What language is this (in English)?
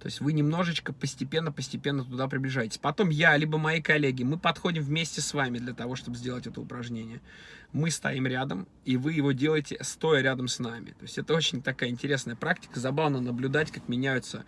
Russian